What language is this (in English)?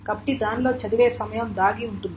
Telugu